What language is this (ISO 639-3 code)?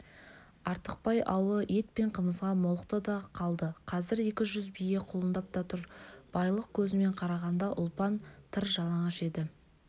kaz